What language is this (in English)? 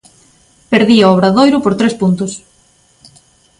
Galician